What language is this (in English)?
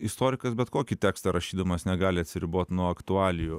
Lithuanian